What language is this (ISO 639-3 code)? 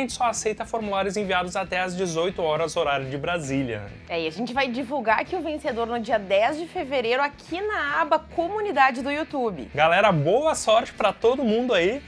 por